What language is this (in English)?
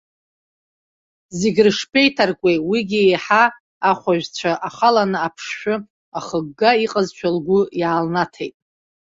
Abkhazian